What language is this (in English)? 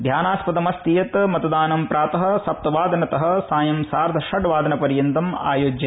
Sanskrit